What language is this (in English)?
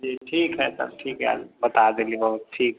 Maithili